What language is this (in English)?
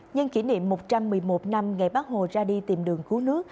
Vietnamese